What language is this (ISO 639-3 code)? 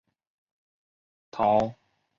zho